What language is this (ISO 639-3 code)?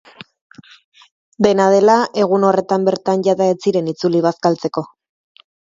eus